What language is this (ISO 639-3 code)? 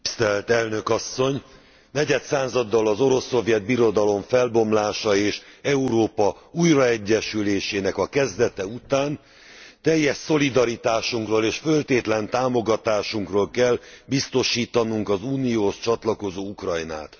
hun